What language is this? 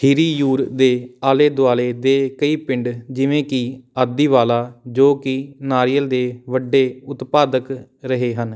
Punjabi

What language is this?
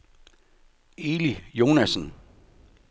Danish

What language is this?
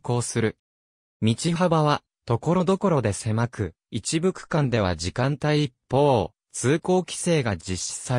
Japanese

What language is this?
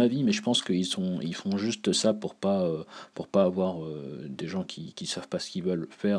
French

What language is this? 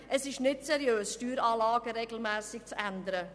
Swiss German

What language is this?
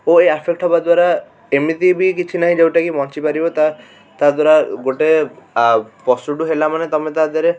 Odia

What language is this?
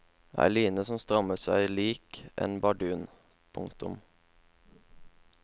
Norwegian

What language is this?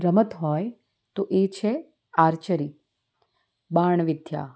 Gujarati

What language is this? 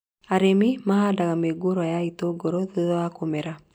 Kikuyu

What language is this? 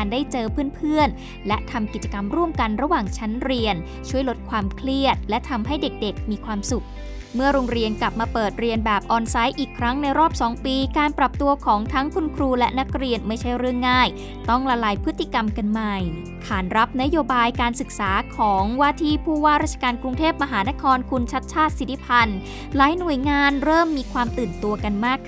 Thai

